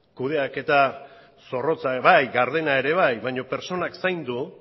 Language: Basque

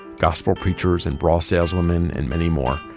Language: English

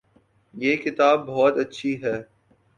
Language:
Urdu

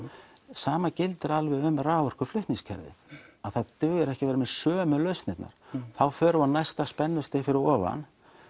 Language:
Icelandic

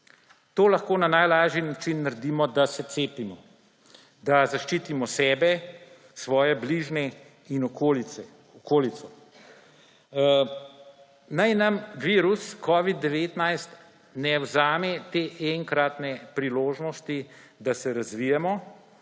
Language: Slovenian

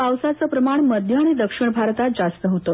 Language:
Marathi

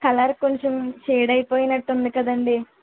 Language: Telugu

